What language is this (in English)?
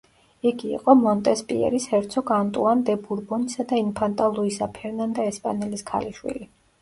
Georgian